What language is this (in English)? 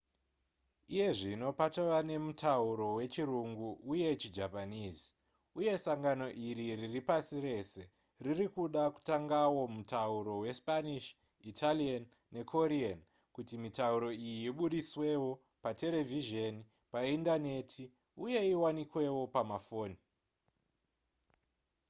Shona